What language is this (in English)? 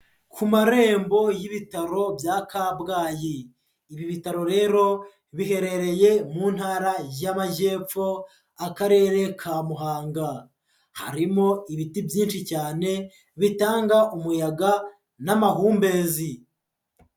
Kinyarwanda